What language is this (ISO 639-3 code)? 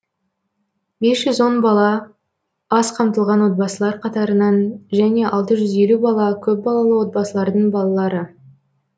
kaz